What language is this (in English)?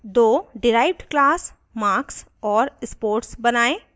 Hindi